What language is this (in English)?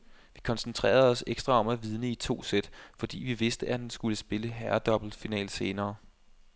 Danish